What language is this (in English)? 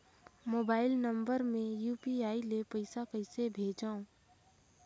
Chhattisgarhi